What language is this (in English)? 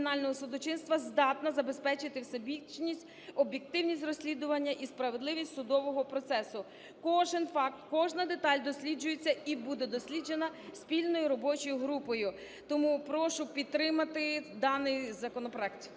Ukrainian